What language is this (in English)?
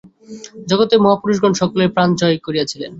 Bangla